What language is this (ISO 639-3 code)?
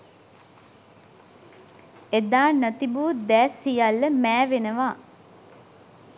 sin